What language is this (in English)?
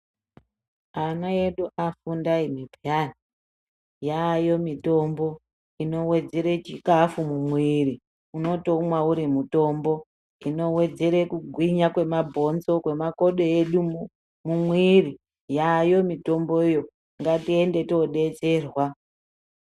Ndau